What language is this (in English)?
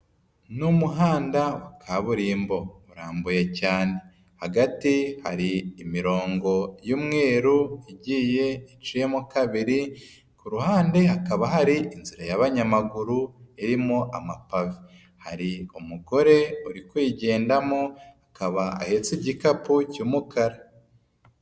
Kinyarwanda